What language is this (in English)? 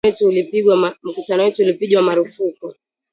Swahili